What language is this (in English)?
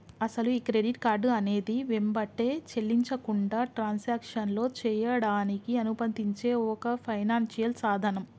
Telugu